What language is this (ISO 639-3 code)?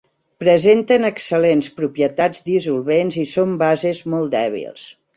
cat